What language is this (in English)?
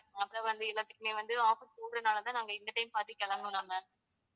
Tamil